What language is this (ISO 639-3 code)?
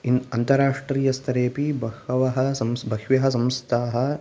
san